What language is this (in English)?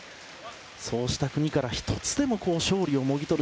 Japanese